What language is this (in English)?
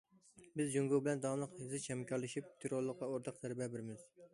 Uyghur